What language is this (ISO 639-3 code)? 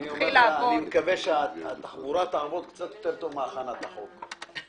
heb